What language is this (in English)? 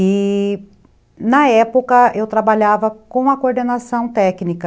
Portuguese